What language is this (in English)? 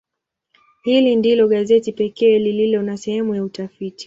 Swahili